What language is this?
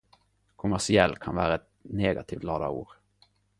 Norwegian Nynorsk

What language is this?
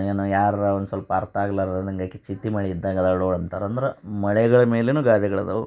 Kannada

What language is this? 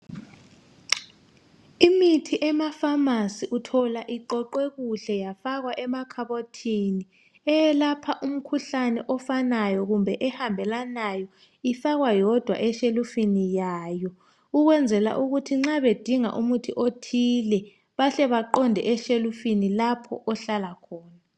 North Ndebele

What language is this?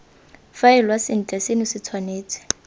Tswana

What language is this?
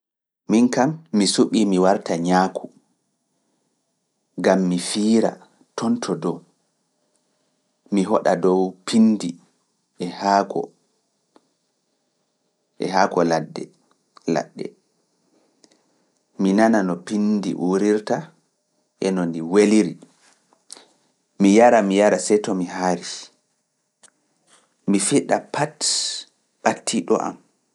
Fula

